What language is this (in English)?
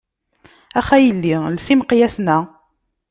Kabyle